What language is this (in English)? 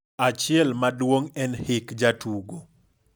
Luo (Kenya and Tanzania)